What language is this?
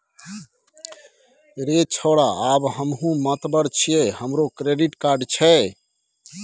Maithili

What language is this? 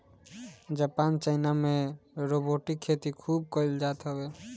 Bhojpuri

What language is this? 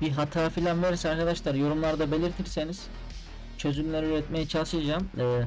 Turkish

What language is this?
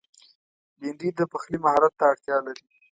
Pashto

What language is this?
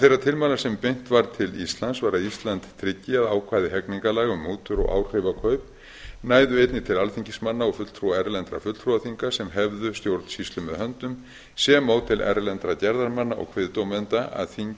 Icelandic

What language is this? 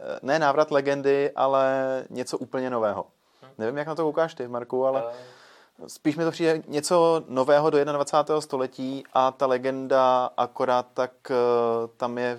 Czech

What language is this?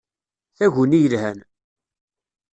Kabyle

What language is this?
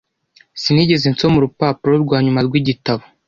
Kinyarwanda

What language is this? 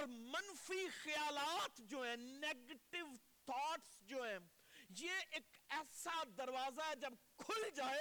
Urdu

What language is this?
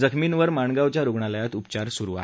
Marathi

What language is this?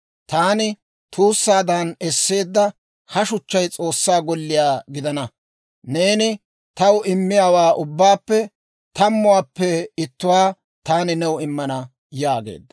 Dawro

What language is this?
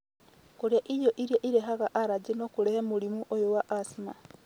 Kikuyu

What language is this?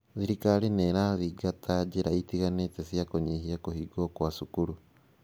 Kikuyu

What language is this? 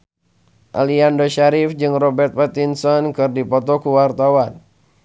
Sundanese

